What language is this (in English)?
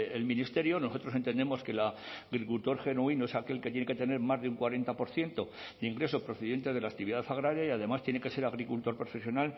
Spanish